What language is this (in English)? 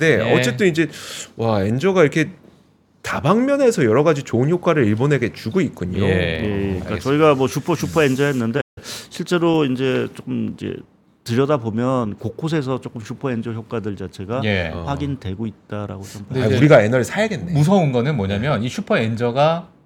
Korean